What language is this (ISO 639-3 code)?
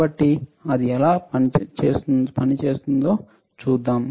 tel